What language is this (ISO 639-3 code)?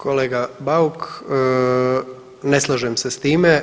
hrv